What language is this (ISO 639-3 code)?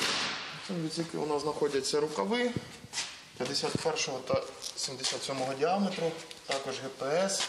ukr